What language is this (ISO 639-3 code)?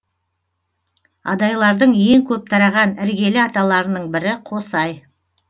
kaz